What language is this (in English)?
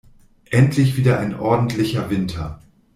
German